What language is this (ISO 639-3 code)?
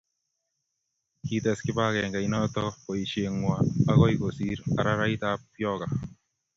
kln